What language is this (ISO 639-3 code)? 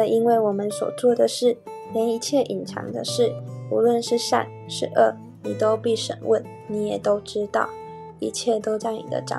zho